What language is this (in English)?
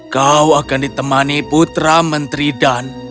Indonesian